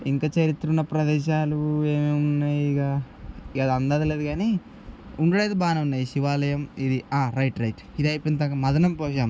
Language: Telugu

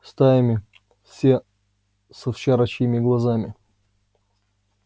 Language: Russian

